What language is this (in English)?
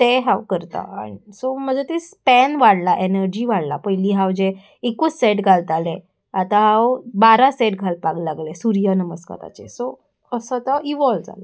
Konkani